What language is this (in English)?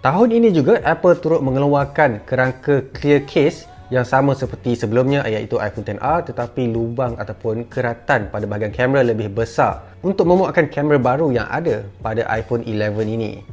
Malay